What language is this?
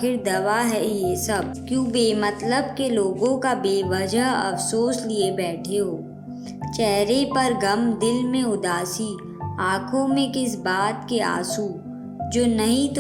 Hindi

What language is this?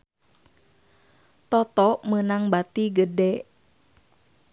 Sundanese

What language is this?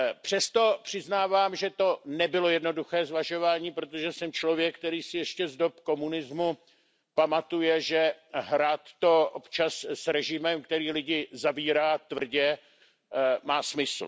Czech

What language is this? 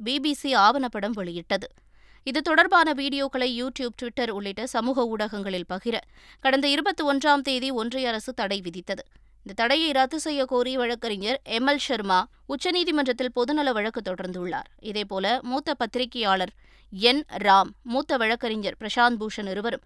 Tamil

